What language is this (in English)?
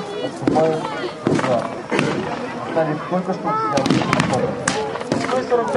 Russian